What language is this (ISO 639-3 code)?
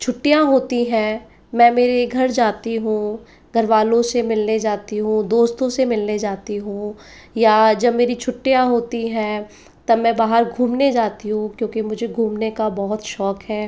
hin